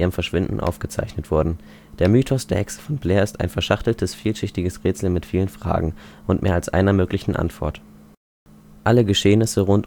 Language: German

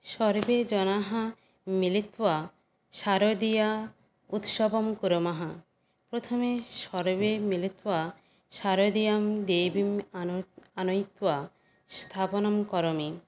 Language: Sanskrit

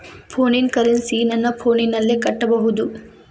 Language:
Kannada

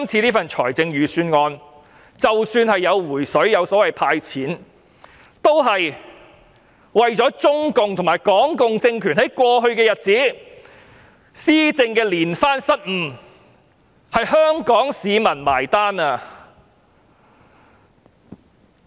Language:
Cantonese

